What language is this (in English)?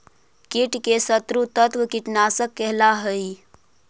Magahi